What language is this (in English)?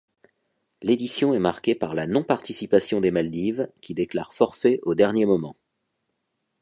French